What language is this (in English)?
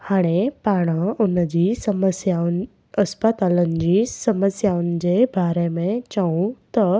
Sindhi